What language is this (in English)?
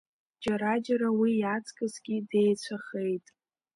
Abkhazian